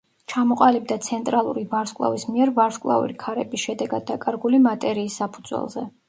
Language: Georgian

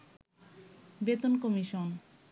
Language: Bangla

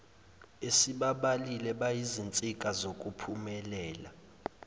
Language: Zulu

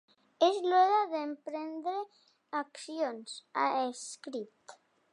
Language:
Catalan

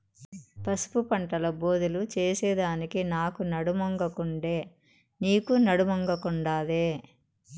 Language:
Telugu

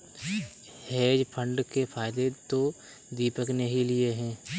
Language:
Hindi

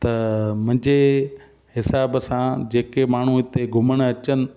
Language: Sindhi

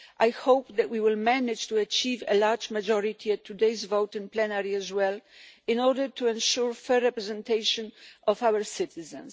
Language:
English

